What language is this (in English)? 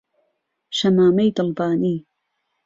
Central Kurdish